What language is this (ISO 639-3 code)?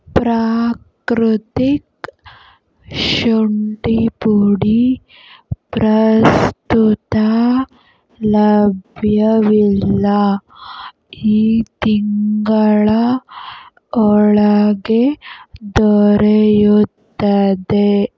kan